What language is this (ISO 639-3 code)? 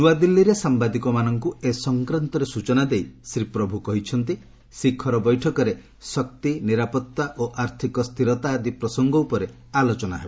ori